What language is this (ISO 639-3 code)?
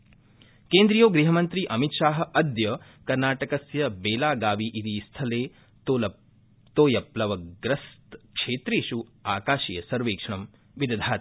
san